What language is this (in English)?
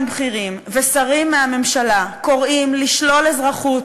Hebrew